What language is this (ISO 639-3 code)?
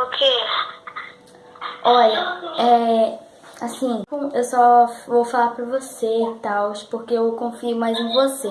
por